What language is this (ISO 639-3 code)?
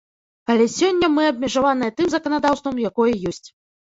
bel